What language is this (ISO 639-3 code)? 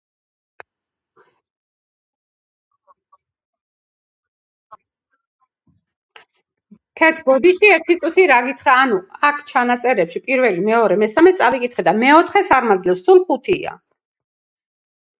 kat